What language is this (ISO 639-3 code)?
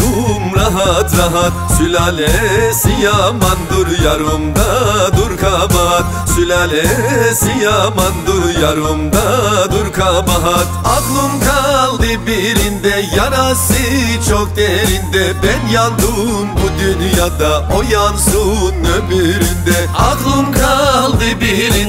tur